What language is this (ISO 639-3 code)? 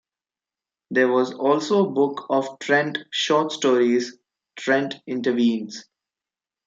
eng